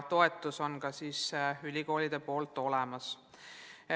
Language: Estonian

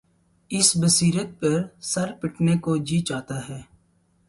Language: Urdu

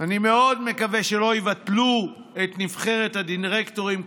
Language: Hebrew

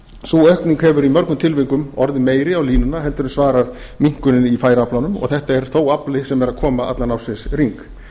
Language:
Icelandic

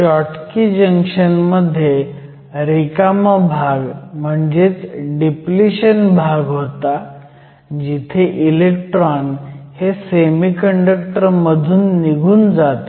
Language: Marathi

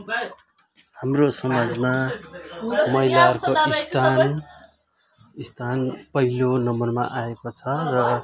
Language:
Nepali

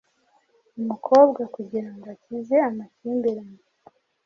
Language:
Kinyarwanda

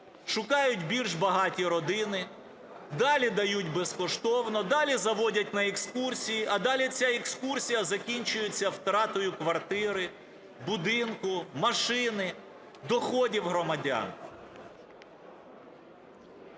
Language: Ukrainian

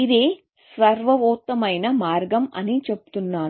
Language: Telugu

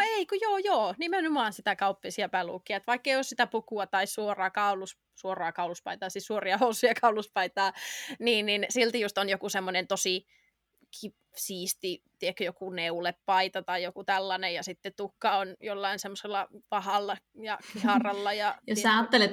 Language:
Finnish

